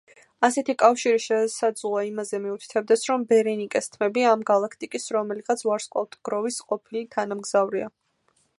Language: Georgian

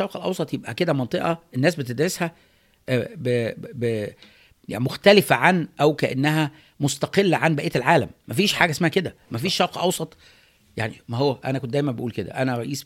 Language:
Arabic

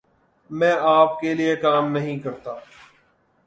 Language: Urdu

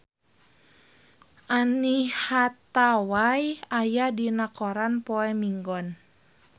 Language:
Sundanese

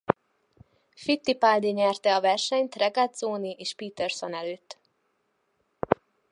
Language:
Hungarian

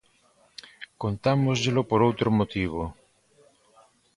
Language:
Galician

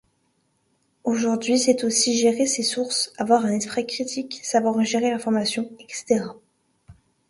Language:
French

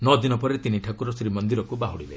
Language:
Odia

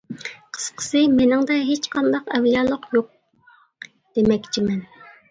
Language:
Uyghur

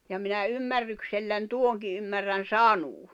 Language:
Finnish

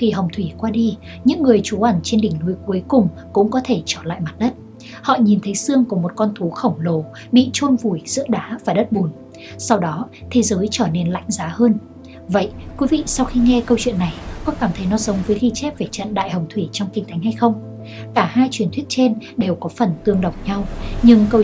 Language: Vietnamese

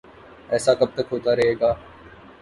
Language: Urdu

